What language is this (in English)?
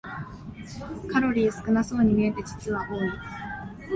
Japanese